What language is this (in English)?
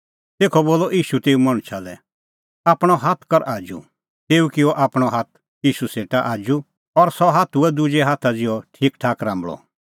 Kullu Pahari